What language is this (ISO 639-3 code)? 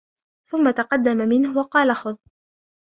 ara